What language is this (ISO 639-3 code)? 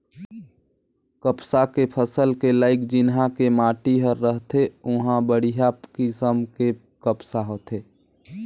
hne